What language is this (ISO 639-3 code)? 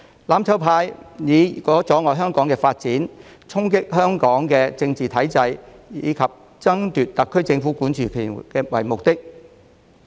yue